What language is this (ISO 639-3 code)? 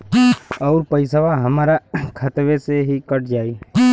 bho